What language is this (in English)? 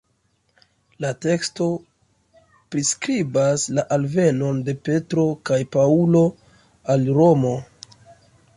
Esperanto